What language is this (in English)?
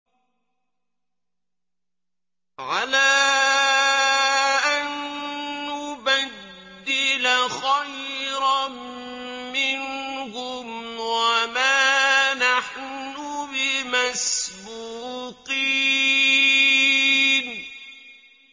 Arabic